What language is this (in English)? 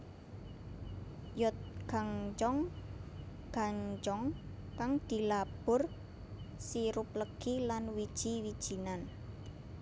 Javanese